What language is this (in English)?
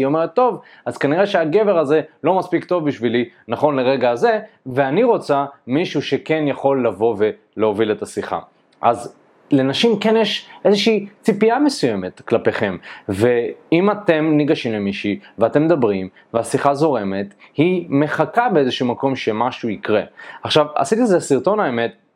Hebrew